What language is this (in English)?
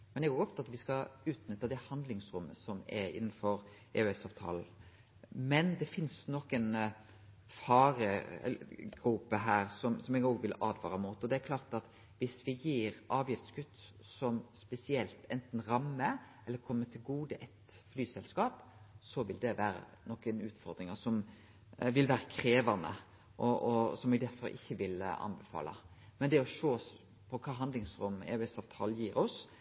Norwegian Nynorsk